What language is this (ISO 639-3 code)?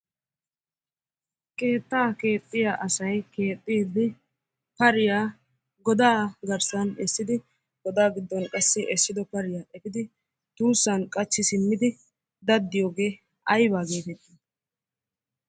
wal